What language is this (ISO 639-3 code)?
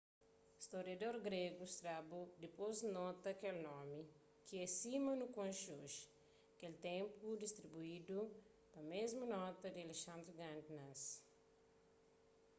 kea